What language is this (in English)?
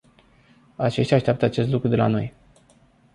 Romanian